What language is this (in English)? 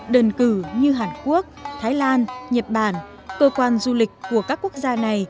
Vietnamese